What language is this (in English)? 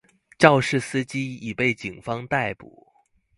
Chinese